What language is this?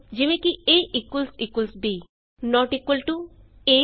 Punjabi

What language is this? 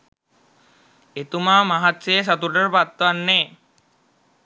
Sinhala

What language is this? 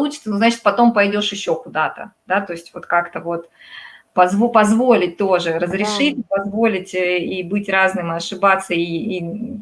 Russian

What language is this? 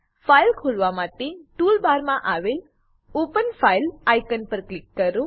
Gujarati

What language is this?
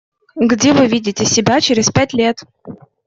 Russian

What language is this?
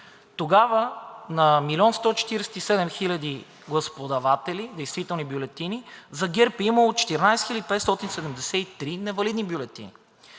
Bulgarian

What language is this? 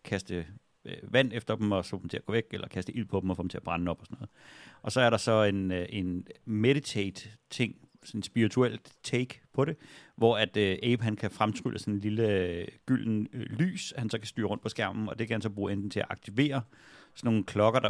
Danish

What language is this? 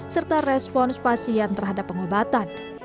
Indonesian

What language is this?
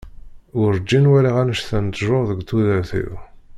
Kabyle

